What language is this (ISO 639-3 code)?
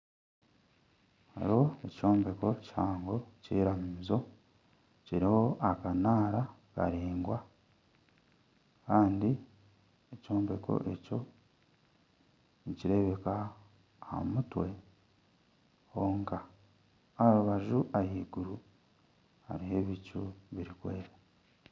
nyn